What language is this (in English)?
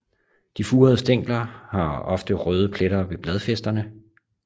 Danish